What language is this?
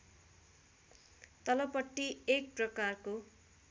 Nepali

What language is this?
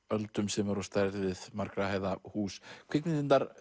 Icelandic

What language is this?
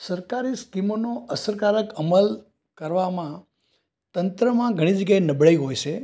Gujarati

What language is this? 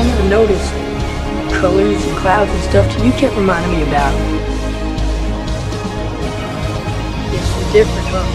English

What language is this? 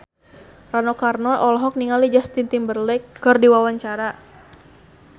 Sundanese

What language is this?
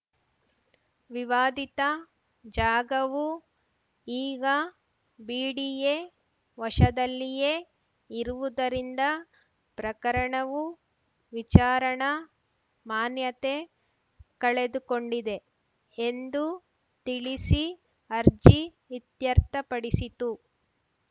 Kannada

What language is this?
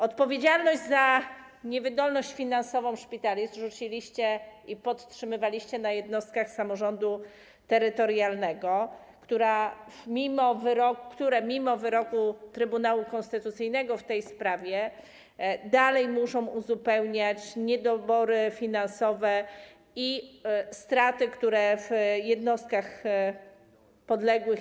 Polish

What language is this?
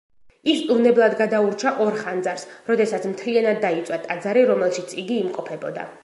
Georgian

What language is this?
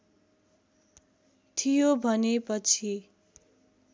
Nepali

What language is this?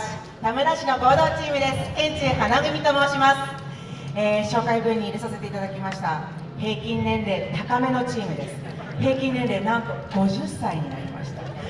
Japanese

